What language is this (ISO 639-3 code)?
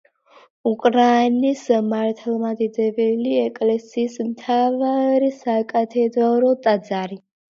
kat